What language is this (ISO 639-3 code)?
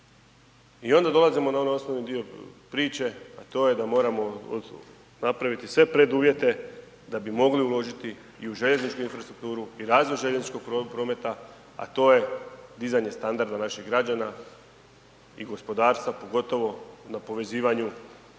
hrv